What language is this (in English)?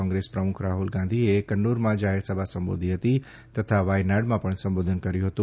Gujarati